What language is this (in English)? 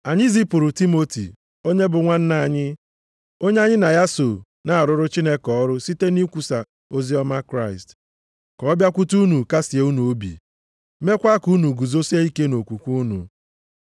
Igbo